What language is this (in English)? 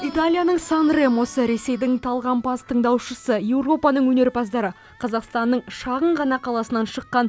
Kazakh